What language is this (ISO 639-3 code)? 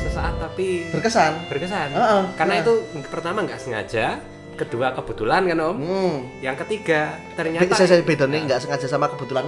ind